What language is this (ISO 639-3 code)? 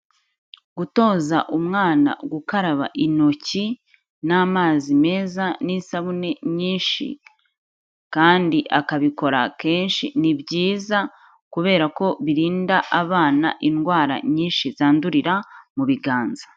kin